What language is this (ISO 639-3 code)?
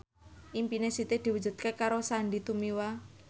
jav